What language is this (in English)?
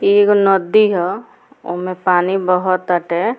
Bhojpuri